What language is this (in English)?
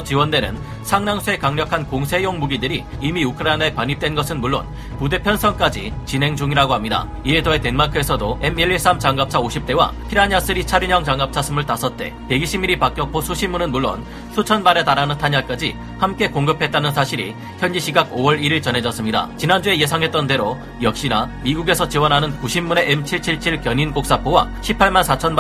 Korean